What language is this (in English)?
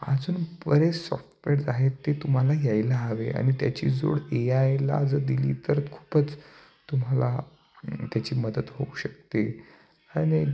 Marathi